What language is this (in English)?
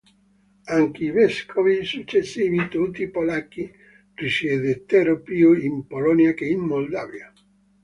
Italian